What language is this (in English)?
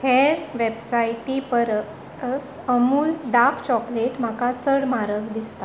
Konkani